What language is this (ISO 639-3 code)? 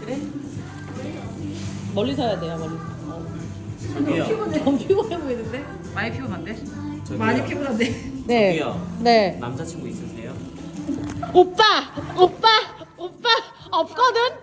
kor